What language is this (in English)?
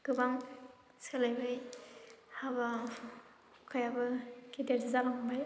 Bodo